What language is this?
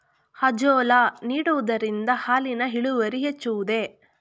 Kannada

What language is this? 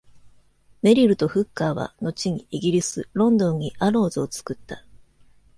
Japanese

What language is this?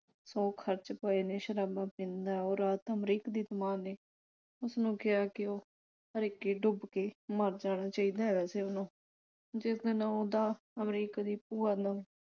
Punjabi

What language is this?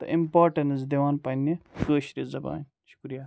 Kashmiri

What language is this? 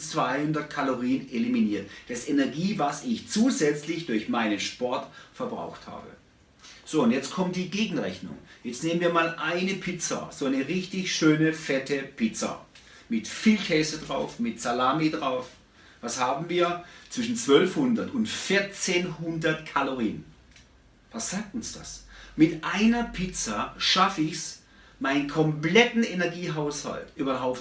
German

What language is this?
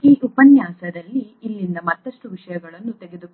Kannada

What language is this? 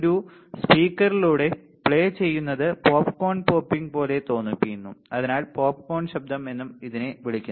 Malayalam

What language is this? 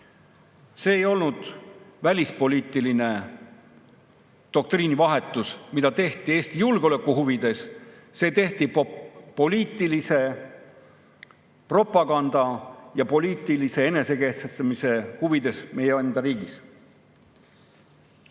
Estonian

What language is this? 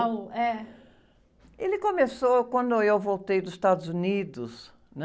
Portuguese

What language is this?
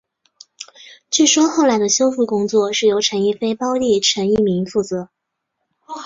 Chinese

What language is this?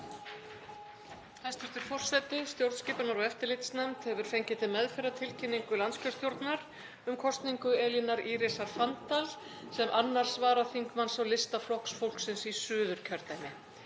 Icelandic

